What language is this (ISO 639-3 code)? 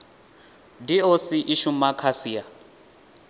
ven